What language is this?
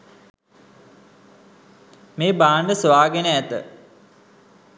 Sinhala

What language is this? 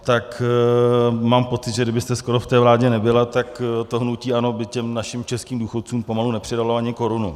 Czech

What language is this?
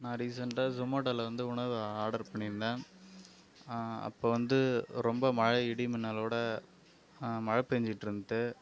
Tamil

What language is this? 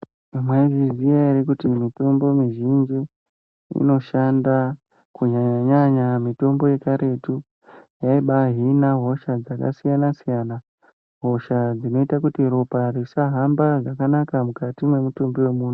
Ndau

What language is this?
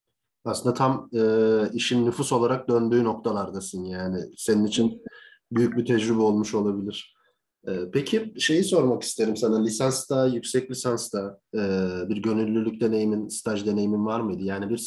Turkish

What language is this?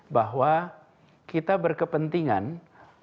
Indonesian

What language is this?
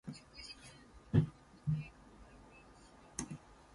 English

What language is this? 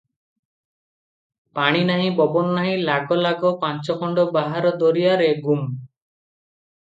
Odia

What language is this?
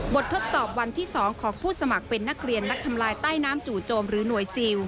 Thai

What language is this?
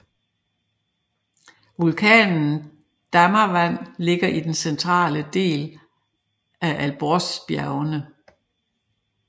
Danish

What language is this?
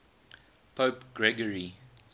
English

